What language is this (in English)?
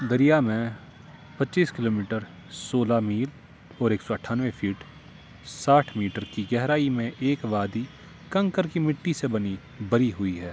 Urdu